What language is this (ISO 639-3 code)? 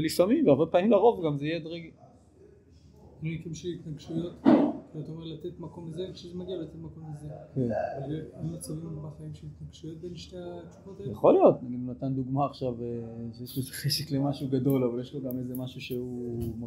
heb